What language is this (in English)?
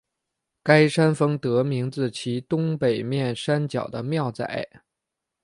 Chinese